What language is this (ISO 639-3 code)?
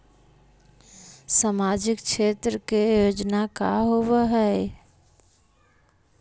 mag